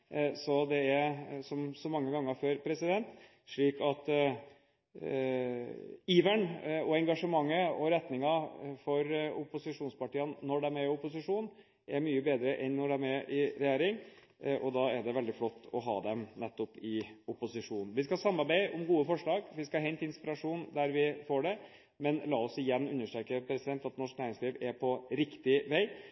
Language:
Norwegian Bokmål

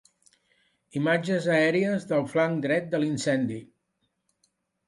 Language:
Catalan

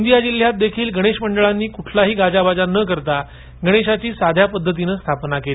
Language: Marathi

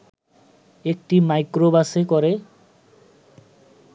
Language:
Bangla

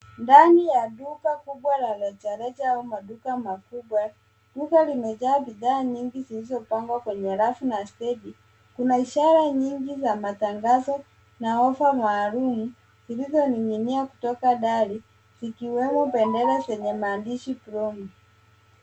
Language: Swahili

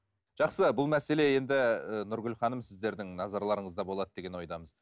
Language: Kazakh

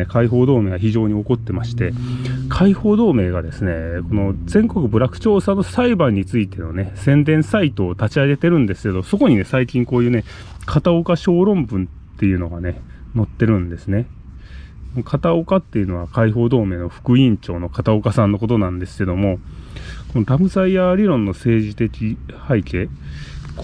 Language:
Japanese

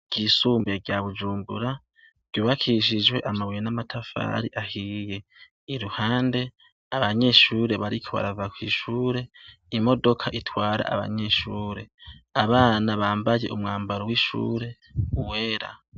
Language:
Rundi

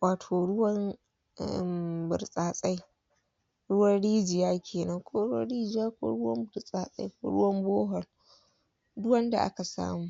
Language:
Hausa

